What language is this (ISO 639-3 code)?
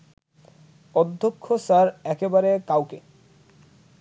ben